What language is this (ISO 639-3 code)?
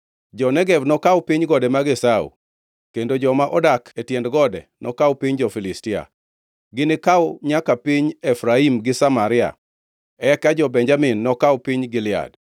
luo